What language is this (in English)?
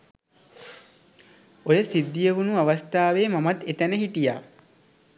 Sinhala